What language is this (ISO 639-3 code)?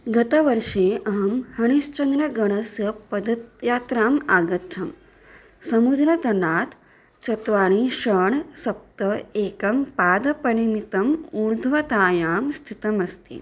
san